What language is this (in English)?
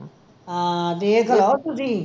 Punjabi